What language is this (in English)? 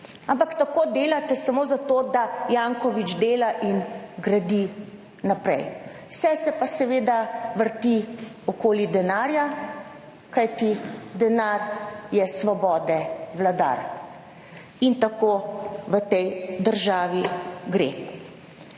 Slovenian